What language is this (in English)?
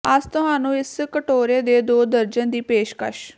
Punjabi